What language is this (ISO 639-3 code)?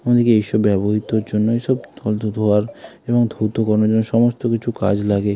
ben